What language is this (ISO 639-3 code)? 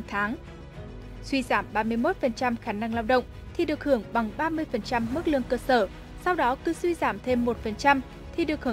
vie